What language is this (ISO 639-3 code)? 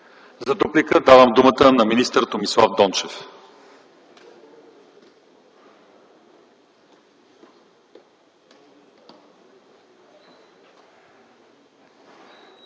bul